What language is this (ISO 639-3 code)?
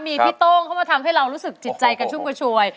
tha